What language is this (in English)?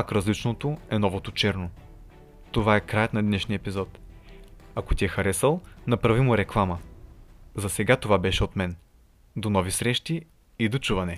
Bulgarian